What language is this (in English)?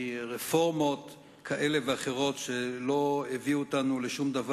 Hebrew